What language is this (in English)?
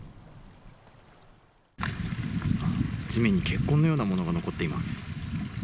Japanese